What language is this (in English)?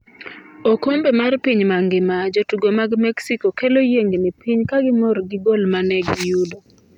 Luo (Kenya and Tanzania)